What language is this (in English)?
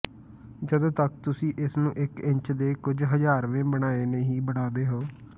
Punjabi